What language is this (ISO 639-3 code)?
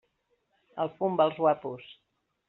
cat